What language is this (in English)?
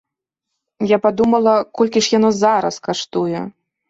Belarusian